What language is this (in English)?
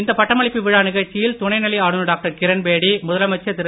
Tamil